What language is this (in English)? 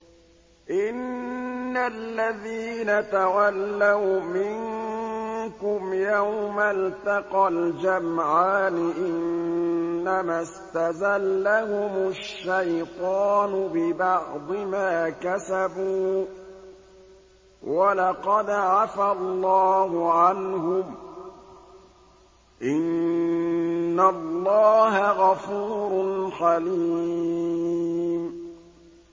Arabic